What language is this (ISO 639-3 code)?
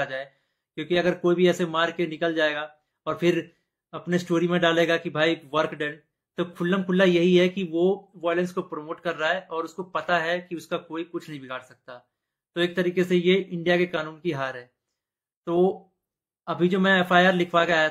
hin